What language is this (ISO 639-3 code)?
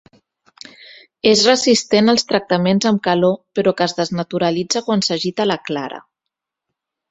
cat